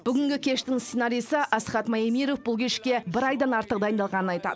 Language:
Kazakh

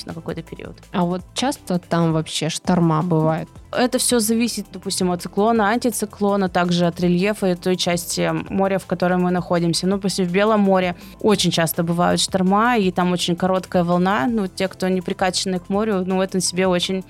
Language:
Russian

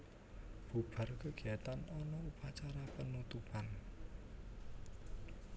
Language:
Javanese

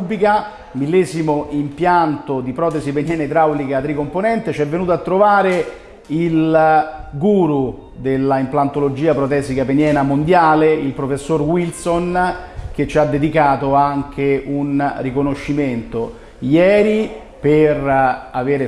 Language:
Italian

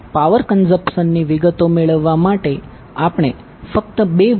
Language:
Gujarati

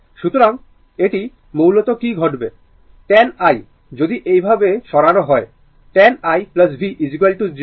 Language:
Bangla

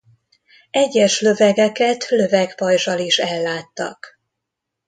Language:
Hungarian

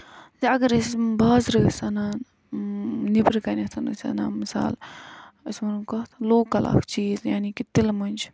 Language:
Kashmiri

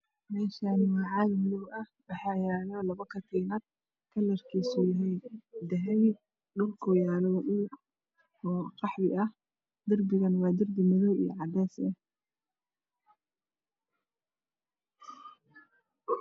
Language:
Somali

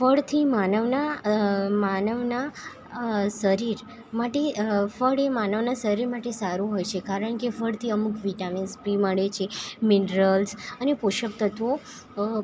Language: Gujarati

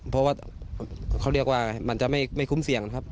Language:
Thai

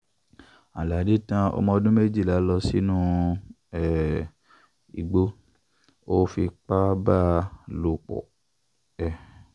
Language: Yoruba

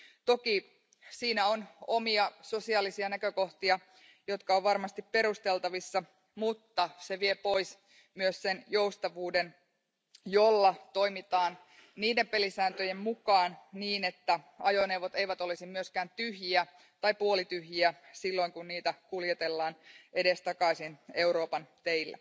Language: Finnish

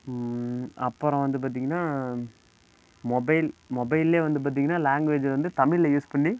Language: Tamil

